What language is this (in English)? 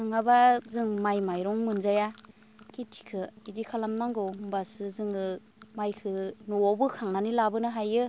Bodo